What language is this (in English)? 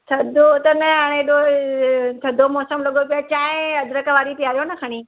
Sindhi